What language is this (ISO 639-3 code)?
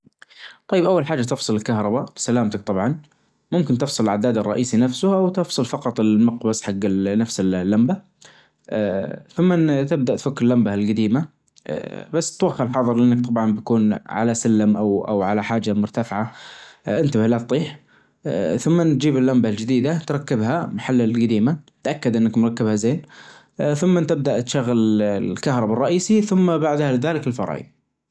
ars